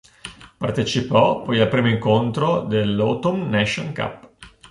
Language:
Italian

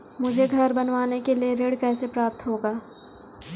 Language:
Hindi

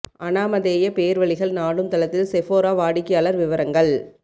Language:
Tamil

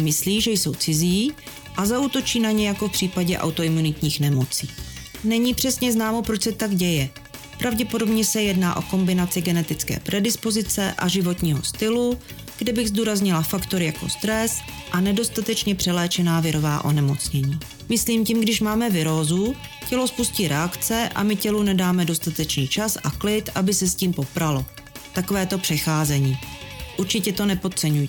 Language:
Czech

